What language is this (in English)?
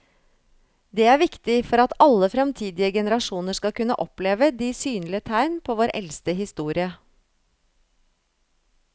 Norwegian